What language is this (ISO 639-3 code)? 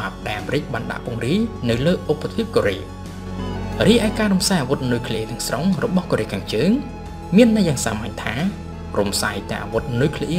tha